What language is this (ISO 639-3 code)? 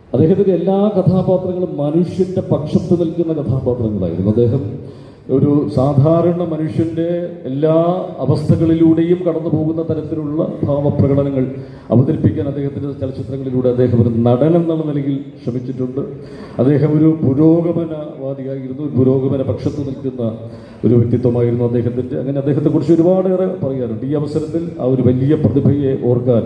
ara